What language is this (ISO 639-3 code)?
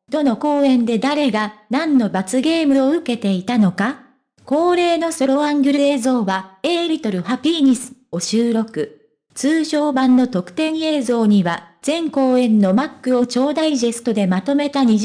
jpn